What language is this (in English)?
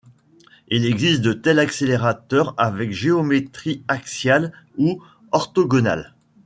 French